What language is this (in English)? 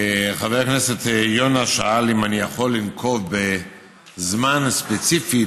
Hebrew